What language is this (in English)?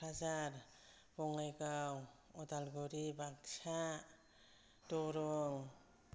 Bodo